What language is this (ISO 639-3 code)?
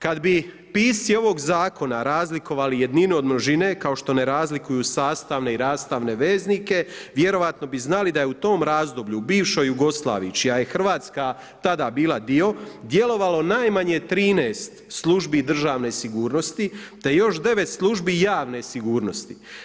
hrv